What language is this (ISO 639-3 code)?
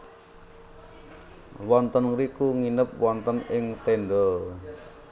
jav